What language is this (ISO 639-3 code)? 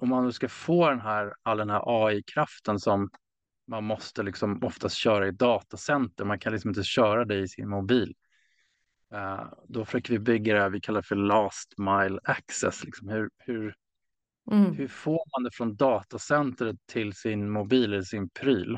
swe